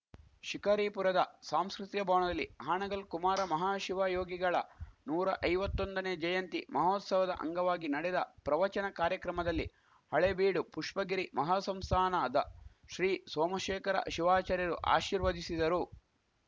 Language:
Kannada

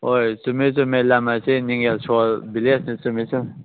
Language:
Manipuri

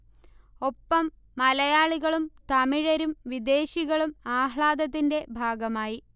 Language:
Malayalam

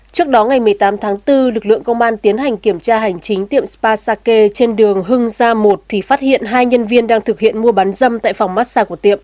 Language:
Vietnamese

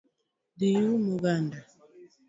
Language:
Luo (Kenya and Tanzania)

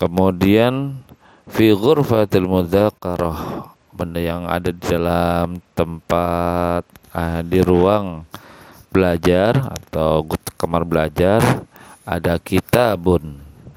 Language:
Indonesian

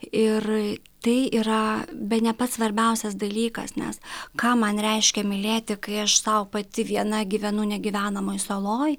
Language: Lithuanian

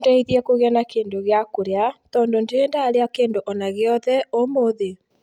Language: Kikuyu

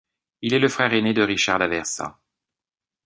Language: French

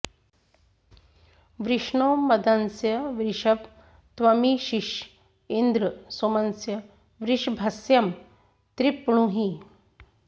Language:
Sanskrit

